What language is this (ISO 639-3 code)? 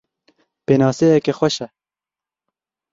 kur